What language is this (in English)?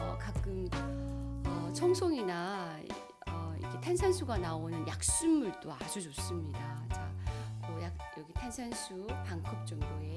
Korean